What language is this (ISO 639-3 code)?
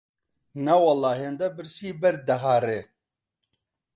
ckb